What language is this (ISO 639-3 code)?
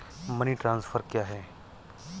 hin